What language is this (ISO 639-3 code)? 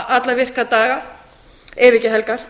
isl